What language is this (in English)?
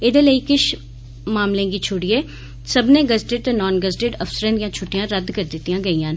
Dogri